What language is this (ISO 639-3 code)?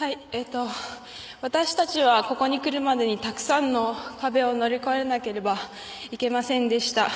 jpn